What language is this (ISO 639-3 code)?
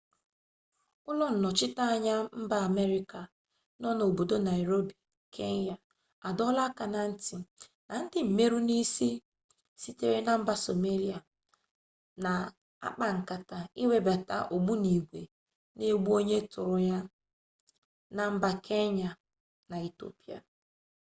ibo